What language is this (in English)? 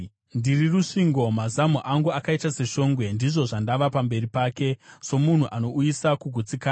Shona